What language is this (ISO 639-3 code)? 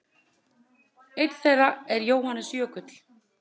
isl